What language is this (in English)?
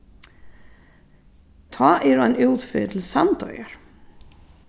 Faroese